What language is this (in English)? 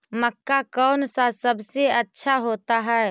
Magahi